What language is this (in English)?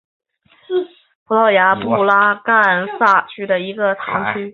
Chinese